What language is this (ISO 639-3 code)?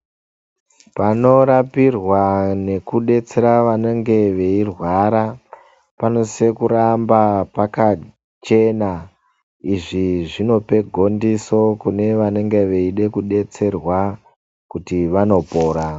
ndc